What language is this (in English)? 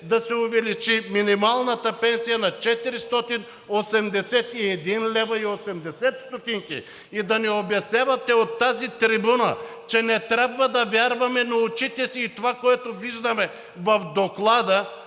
Bulgarian